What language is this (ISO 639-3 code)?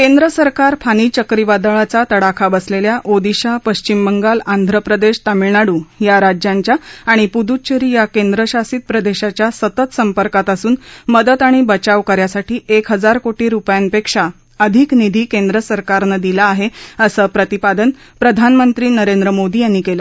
mar